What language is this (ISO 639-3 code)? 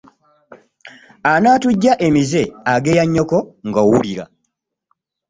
lug